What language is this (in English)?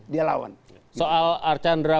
Indonesian